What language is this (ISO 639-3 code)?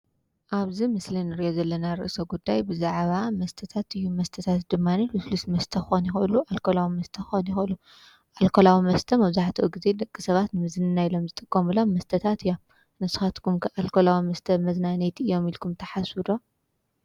tir